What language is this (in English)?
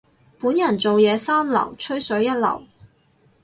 Cantonese